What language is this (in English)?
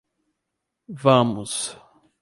Portuguese